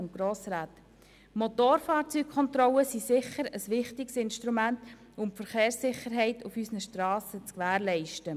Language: Swiss German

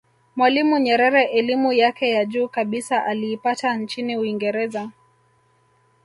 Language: Swahili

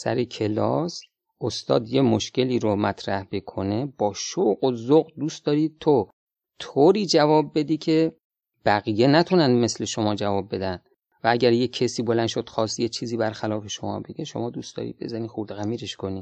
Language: Persian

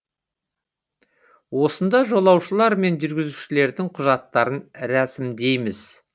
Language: Kazakh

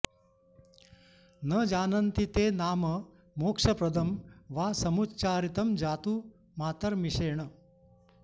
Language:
Sanskrit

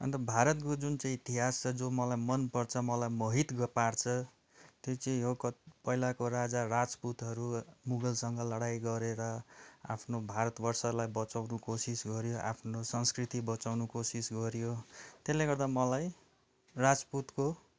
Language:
Nepali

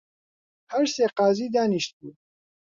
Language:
Central Kurdish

